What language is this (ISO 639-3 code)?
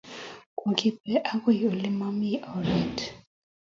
kln